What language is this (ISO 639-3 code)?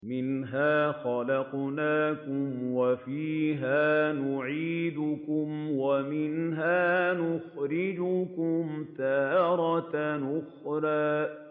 ara